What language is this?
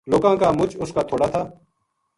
Gujari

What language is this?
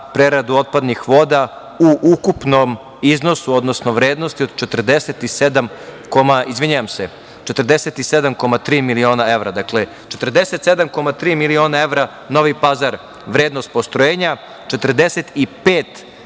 Serbian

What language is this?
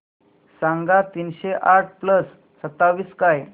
Marathi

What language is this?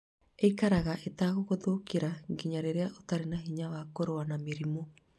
Kikuyu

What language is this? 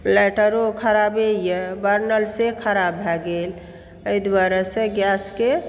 Maithili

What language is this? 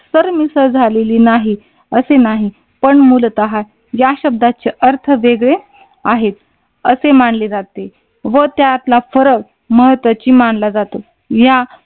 Marathi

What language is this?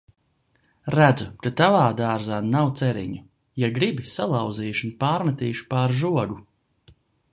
Latvian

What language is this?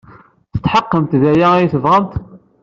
Kabyle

